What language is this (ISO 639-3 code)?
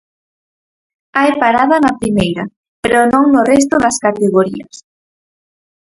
glg